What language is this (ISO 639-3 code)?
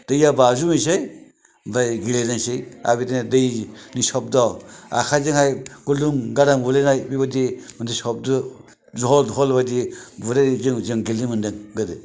brx